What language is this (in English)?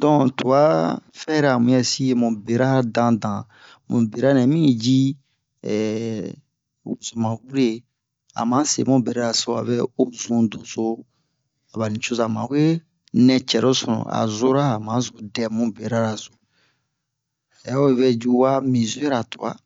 Bomu